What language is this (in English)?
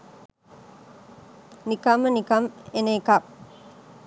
Sinhala